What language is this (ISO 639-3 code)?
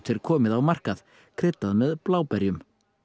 isl